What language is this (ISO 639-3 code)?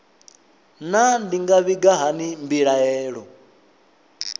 ven